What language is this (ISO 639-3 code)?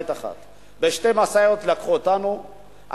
heb